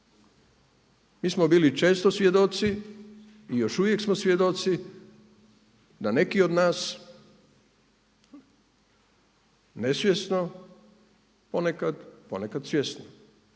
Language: Croatian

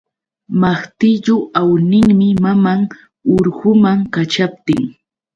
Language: Yauyos Quechua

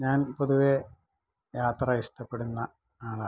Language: Malayalam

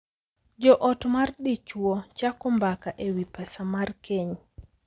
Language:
Luo (Kenya and Tanzania)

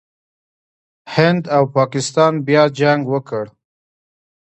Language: Pashto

